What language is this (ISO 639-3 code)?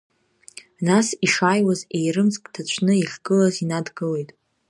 abk